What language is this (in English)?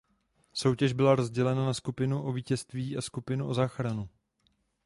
Czech